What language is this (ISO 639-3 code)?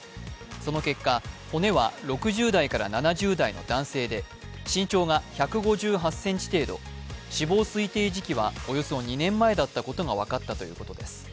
jpn